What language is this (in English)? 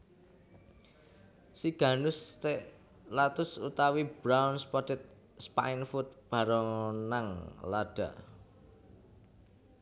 Javanese